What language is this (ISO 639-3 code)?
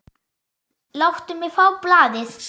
isl